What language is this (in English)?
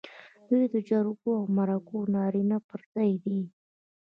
Pashto